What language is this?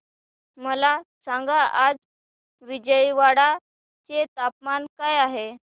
Marathi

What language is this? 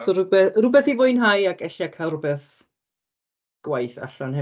Welsh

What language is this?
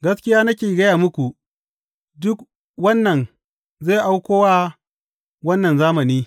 Hausa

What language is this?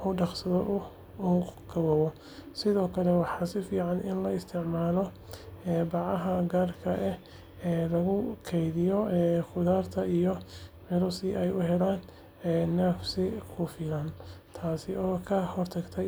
Somali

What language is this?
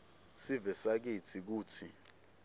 Swati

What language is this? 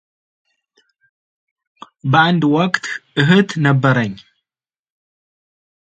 Amharic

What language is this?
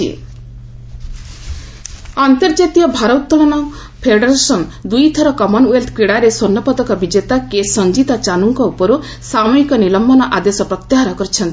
Odia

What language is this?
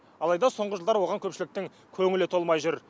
Kazakh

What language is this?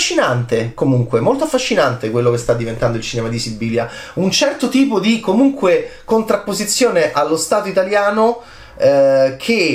Italian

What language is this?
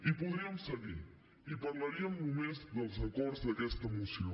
Catalan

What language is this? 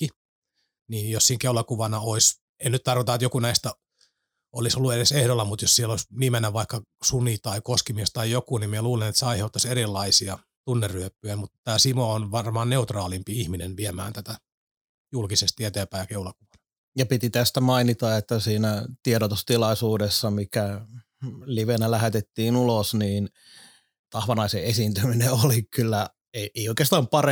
Finnish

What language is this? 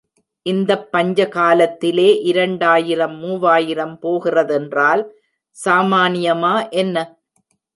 Tamil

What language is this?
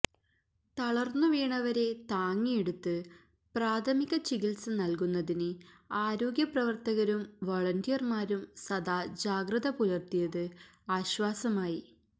Malayalam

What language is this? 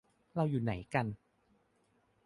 Thai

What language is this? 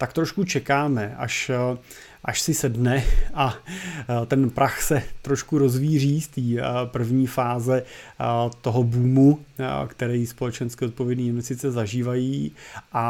Czech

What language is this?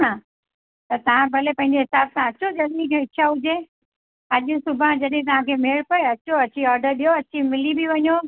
Sindhi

